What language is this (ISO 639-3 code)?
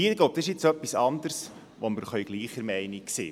gsw